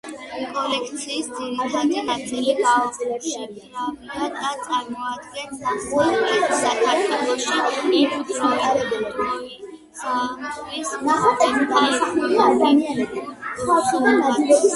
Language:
Georgian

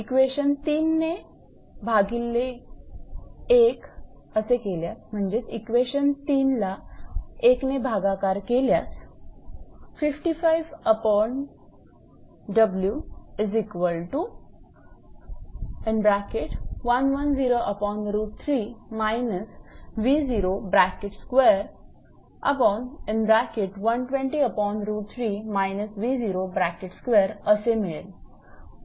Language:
Marathi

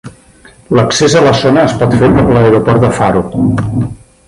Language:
Catalan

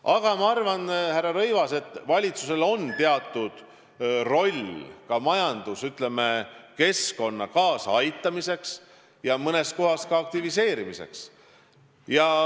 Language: Estonian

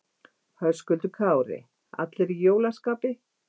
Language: Icelandic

